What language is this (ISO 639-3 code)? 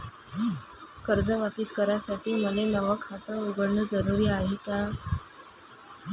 mar